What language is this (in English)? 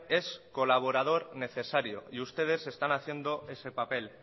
Spanish